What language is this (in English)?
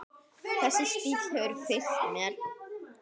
Icelandic